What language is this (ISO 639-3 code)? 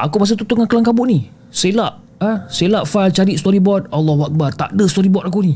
msa